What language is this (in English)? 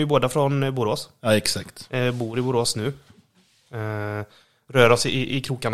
Swedish